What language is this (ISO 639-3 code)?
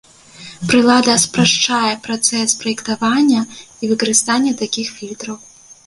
bel